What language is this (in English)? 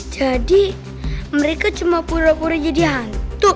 Indonesian